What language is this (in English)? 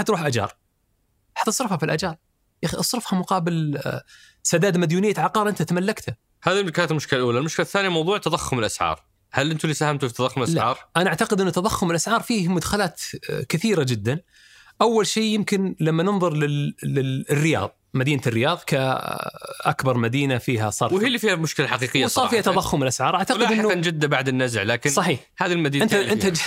Arabic